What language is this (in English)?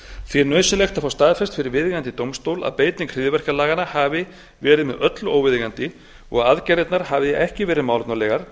Icelandic